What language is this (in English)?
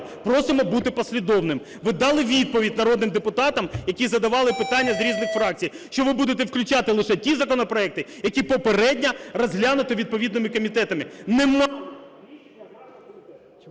Ukrainian